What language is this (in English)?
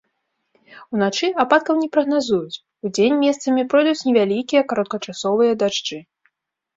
Belarusian